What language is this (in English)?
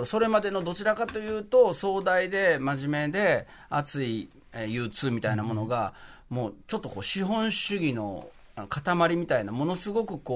Japanese